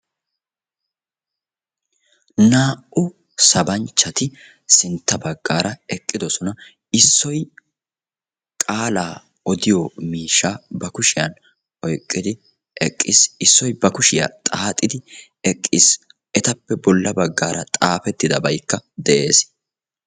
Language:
Wolaytta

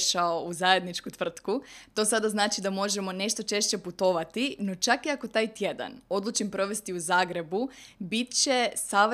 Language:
Croatian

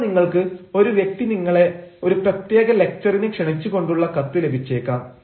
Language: Malayalam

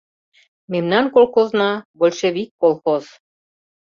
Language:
Mari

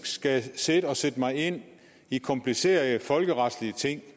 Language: Danish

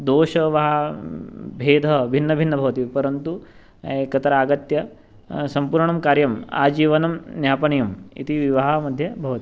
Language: Sanskrit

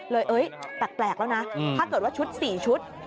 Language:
Thai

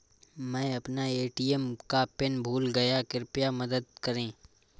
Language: Hindi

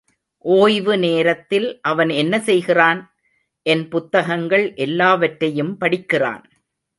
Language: Tamil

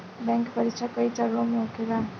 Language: Bhojpuri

